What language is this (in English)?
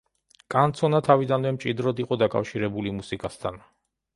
Georgian